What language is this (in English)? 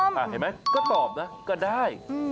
Thai